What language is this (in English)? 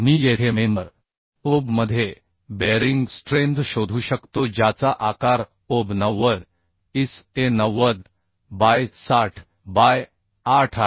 Marathi